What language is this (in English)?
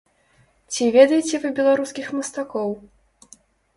Belarusian